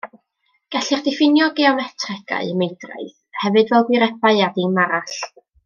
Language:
Welsh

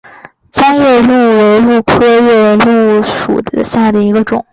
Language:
Chinese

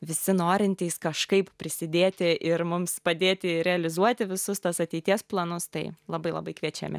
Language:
Lithuanian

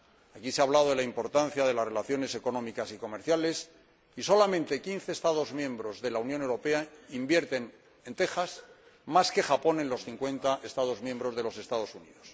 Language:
Spanish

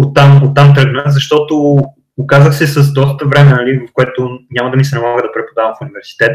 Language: Bulgarian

